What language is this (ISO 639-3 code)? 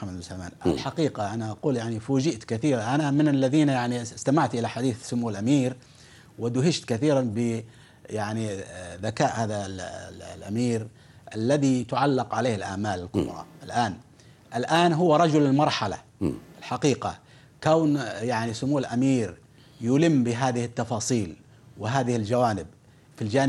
ara